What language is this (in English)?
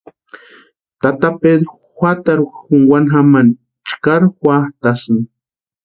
Western Highland Purepecha